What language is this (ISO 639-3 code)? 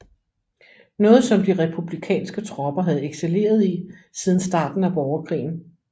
dan